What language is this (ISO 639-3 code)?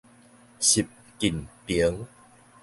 nan